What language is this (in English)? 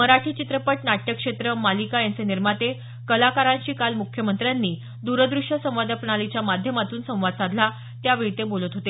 Marathi